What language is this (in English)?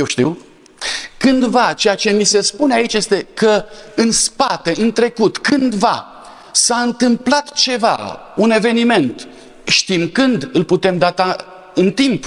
Romanian